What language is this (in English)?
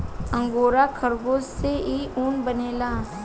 Bhojpuri